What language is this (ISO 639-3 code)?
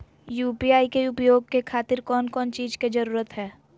mag